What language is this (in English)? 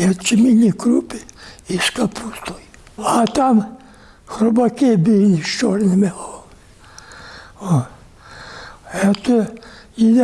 Ukrainian